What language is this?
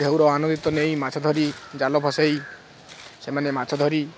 Odia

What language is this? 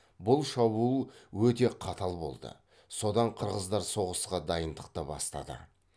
Kazakh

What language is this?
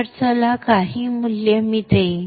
Marathi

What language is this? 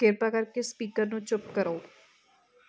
Punjabi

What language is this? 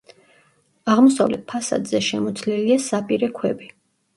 Georgian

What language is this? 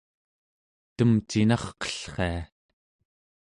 Central Yupik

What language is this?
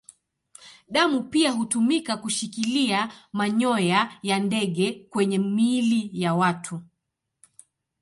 Swahili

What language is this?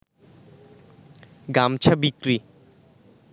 Bangla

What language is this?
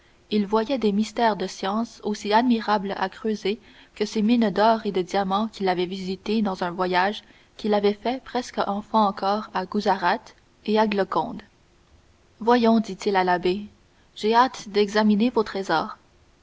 French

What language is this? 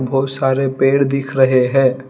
Hindi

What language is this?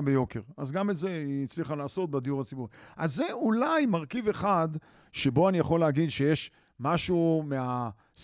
Hebrew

